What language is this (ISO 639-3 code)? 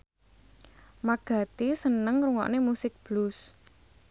jav